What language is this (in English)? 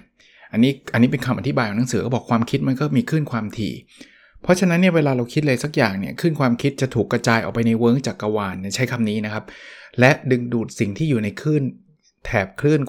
Thai